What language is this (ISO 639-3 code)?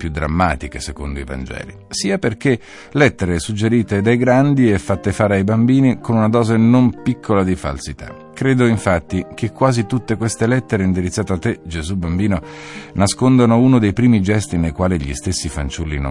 ita